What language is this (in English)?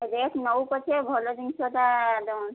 Odia